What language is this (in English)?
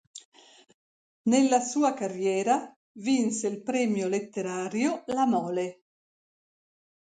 Italian